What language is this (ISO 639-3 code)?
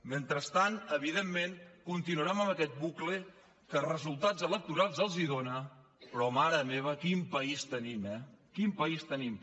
cat